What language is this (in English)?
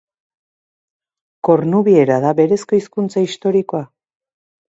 Basque